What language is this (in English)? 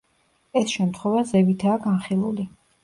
Georgian